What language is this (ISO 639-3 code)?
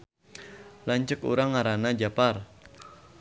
sun